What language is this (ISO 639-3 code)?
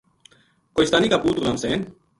gju